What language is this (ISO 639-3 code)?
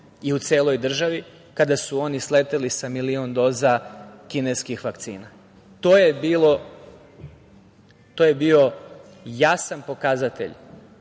srp